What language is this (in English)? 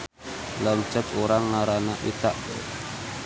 Sundanese